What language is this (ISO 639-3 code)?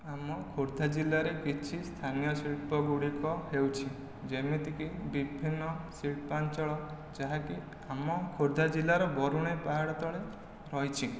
ori